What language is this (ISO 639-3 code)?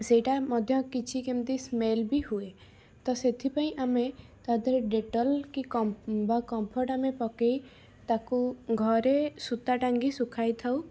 ori